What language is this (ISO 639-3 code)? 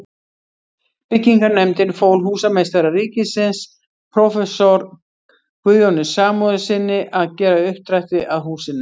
isl